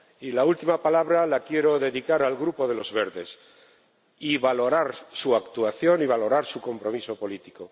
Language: Spanish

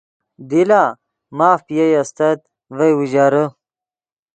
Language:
Yidgha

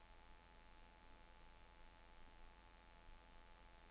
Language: Swedish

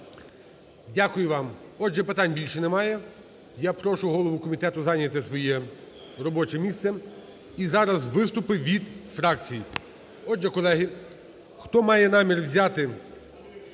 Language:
Ukrainian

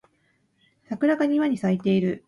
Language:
Japanese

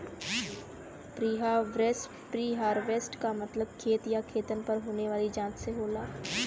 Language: Bhojpuri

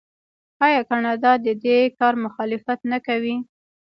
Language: Pashto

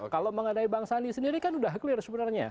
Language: Indonesian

